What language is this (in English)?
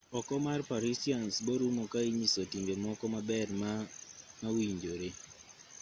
Luo (Kenya and Tanzania)